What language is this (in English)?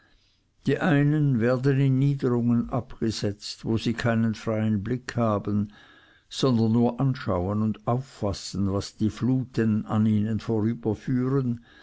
German